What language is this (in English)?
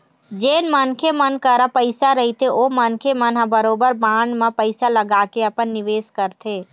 Chhattisgarhi